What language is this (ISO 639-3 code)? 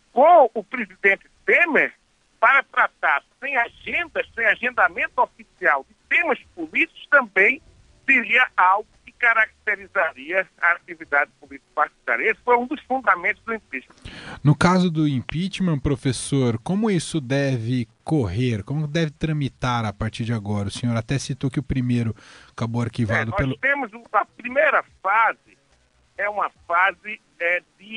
por